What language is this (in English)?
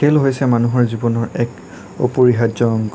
Assamese